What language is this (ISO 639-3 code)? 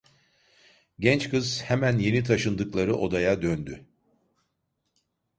tur